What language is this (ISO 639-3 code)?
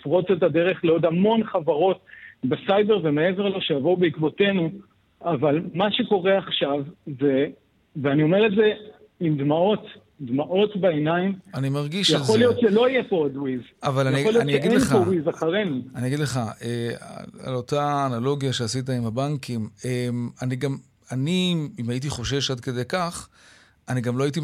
heb